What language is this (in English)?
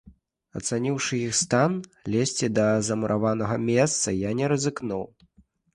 Belarusian